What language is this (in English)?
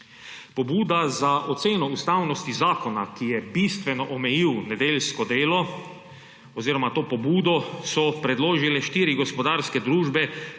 Slovenian